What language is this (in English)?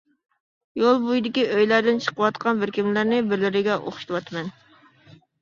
Uyghur